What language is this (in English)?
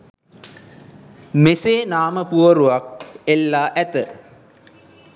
Sinhala